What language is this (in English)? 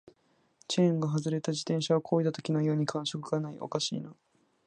Japanese